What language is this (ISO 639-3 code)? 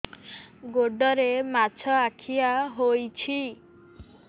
ori